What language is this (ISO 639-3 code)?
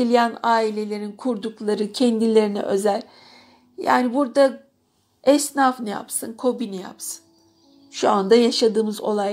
tur